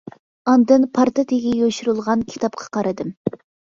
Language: Uyghur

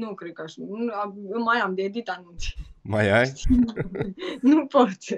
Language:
Romanian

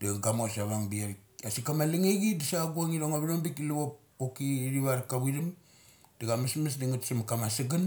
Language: Mali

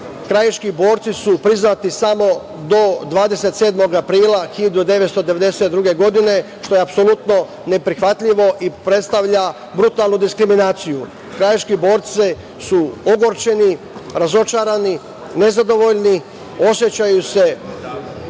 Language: Serbian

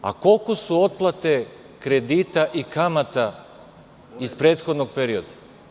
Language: Serbian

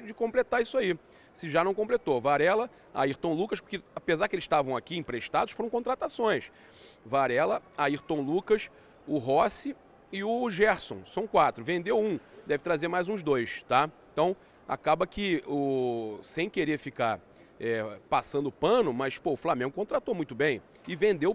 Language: Portuguese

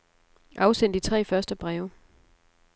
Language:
Danish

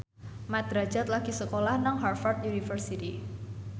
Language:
Javanese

